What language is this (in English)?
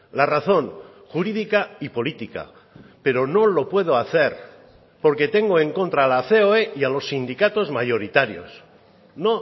Spanish